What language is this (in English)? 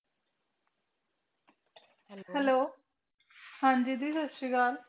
Punjabi